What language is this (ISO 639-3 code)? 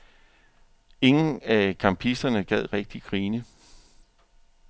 dan